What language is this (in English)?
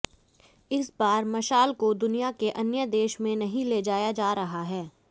Hindi